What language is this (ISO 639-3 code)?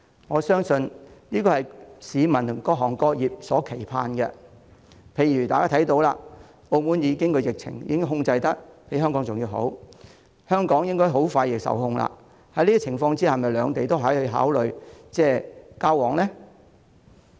yue